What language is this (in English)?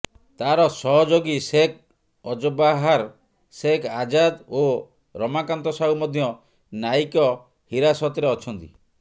Odia